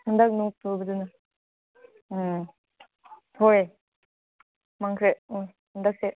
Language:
Manipuri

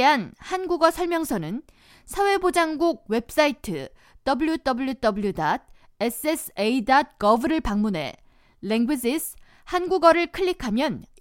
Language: Korean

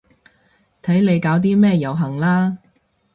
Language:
Cantonese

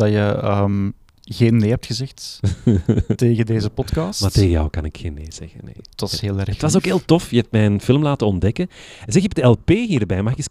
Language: Dutch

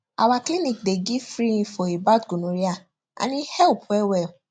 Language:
Nigerian Pidgin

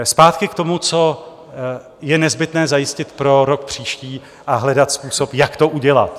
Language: Czech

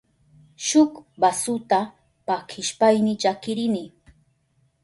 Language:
Southern Pastaza Quechua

